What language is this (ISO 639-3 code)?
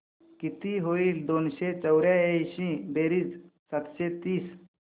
mar